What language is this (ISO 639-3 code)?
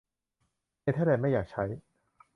tha